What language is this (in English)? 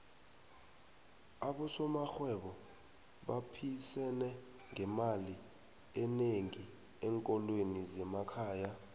South Ndebele